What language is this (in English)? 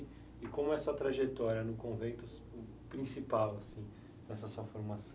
Portuguese